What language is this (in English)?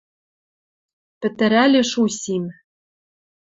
Western Mari